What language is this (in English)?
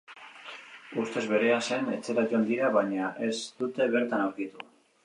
Basque